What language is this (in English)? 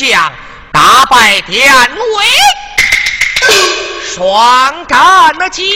Chinese